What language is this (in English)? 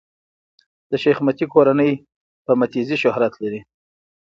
Pashto